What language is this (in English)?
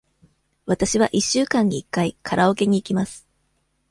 Japanese